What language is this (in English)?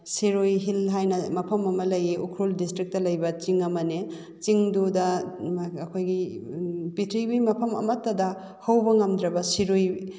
Manipuri